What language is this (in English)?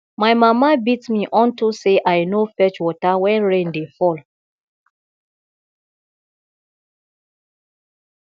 Nigerian Pidgin